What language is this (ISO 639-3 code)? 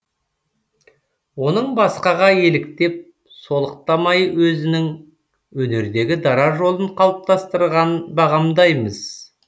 kaz